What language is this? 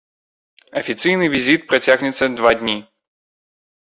Belarusian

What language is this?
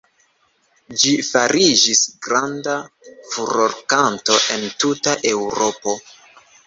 Esperanto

